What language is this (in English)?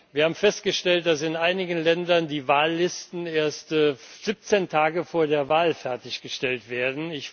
German